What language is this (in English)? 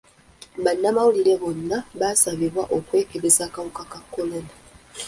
Ganda